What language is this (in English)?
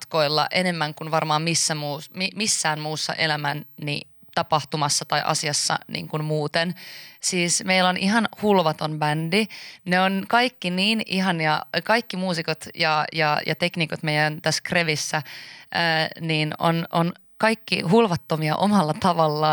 Finnish